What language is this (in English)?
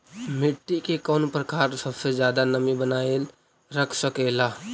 Magahi